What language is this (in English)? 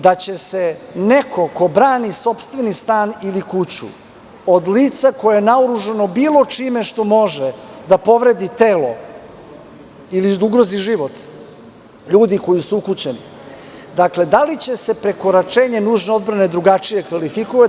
Serbian